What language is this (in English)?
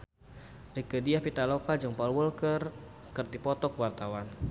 Sundanese